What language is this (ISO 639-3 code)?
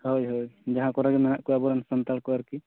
sat